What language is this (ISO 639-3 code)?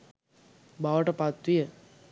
sin